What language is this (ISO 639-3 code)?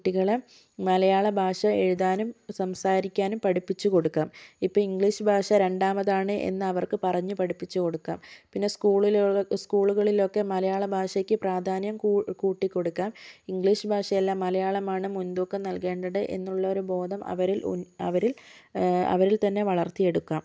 mal